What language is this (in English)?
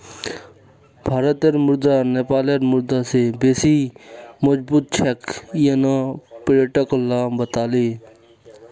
Magahi